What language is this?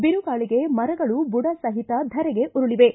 Kannada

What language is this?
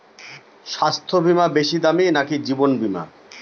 Bangla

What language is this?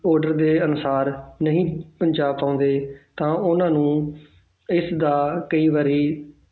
Punjabi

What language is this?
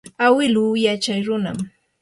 Yanahuanca Pasco Quechua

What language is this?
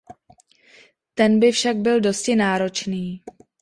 Czech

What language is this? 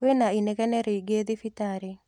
Kikuyu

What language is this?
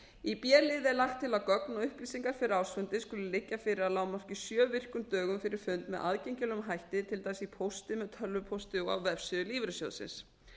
Icelandic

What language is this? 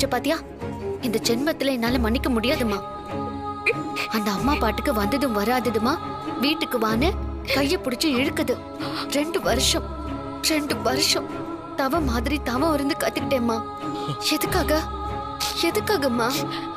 Tamil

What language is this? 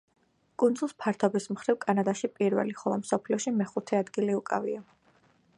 Georgian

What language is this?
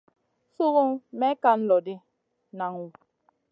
Masana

